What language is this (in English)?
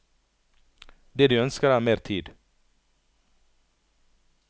Norwegian